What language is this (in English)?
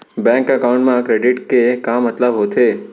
Chhattisgarhi